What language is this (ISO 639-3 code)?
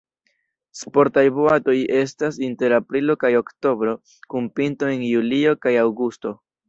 epo